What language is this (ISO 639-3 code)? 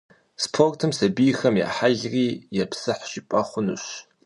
kbd